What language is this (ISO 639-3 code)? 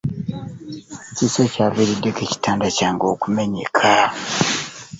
lug